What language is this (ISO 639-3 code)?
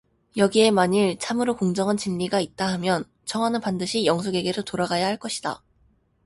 kor